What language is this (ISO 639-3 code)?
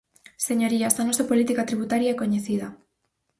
glg